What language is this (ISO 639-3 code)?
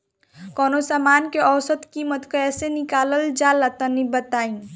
bho